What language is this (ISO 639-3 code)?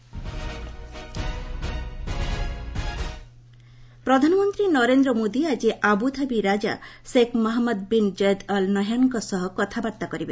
ori